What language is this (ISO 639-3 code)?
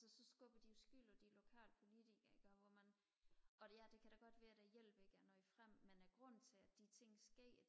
dan